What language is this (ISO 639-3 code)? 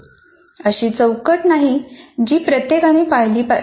mar